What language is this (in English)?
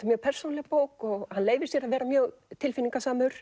Icelandic